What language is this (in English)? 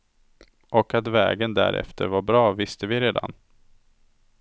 Swedish